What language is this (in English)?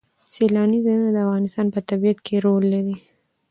Pashto